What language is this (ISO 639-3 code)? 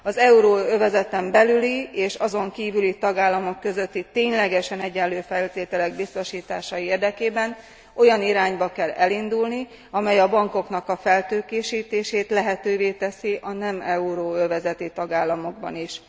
hun